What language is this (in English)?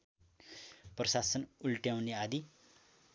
Nepali